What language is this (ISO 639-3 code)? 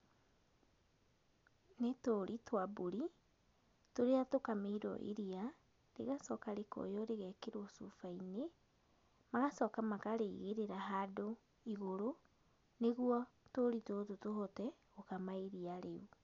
kik